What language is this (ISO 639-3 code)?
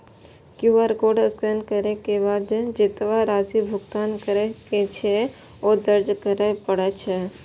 mai